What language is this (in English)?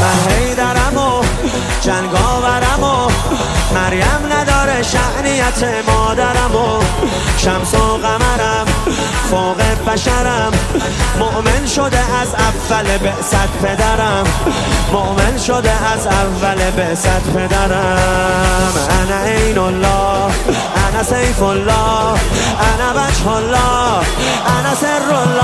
Persian